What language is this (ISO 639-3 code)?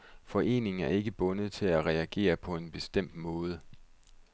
dan